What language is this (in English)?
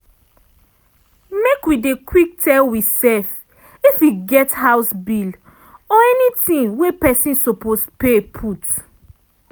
Nigerian Pidgin